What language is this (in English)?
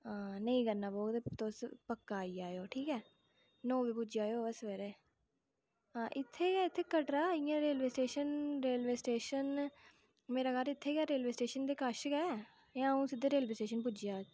Dogri